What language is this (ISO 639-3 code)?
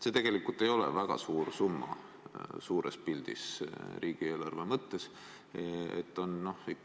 est